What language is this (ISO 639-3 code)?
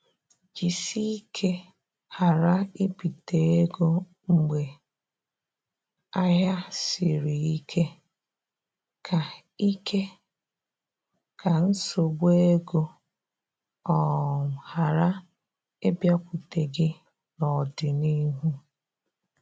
ibo